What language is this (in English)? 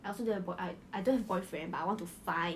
English